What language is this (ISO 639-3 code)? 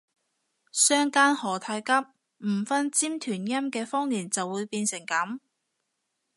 yue